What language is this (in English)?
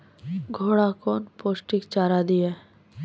Maithili